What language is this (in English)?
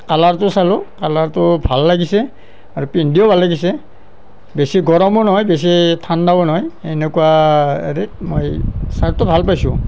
Assamese